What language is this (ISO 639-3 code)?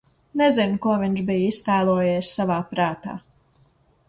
lav